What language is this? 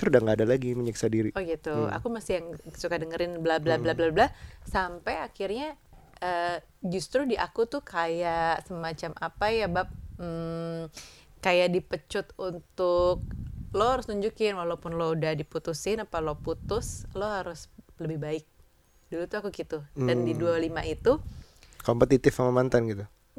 Indonesian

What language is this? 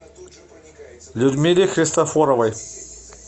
Russian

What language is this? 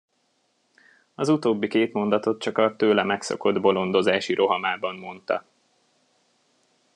Hungarian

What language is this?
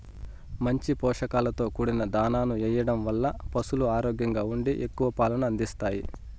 Telugu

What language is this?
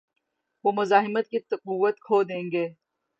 Urdu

